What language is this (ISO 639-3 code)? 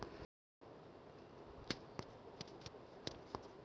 mar